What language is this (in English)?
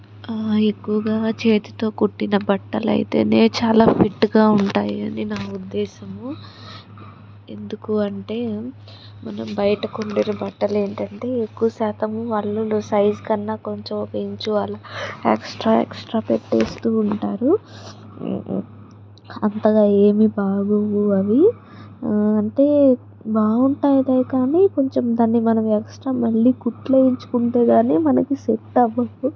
Telugu